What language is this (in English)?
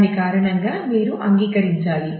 Telugu